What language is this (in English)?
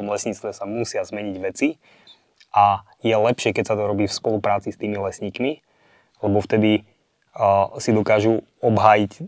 Slovak